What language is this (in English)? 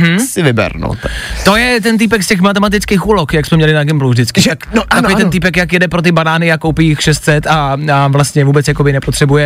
Czech